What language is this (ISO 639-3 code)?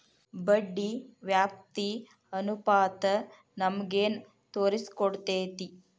kan